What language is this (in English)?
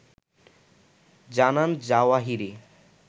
Bangla